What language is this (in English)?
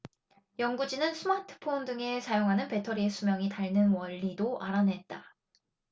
Korean